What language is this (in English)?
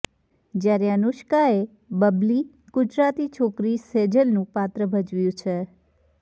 Gujarati